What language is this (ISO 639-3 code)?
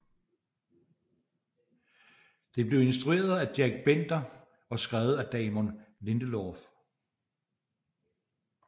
dan